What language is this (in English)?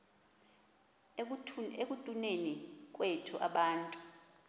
Xhosa